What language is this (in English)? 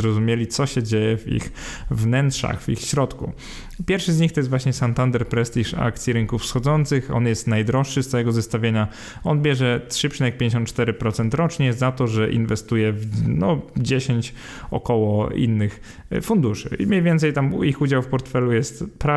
Polish